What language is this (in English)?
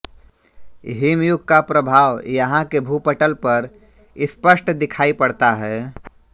Hindi